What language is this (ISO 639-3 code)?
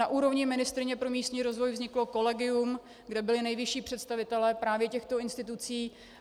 ces